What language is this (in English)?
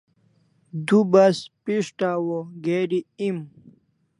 Kalasha